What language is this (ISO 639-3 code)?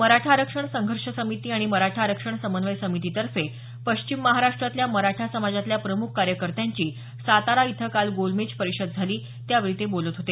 mar